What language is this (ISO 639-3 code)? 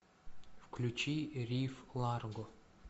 rus